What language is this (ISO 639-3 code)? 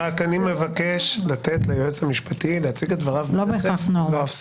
heb